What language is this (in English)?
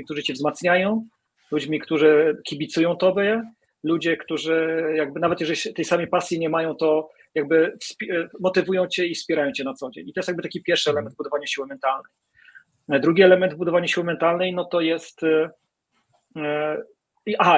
Polish